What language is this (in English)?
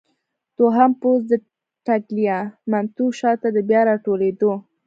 Pashto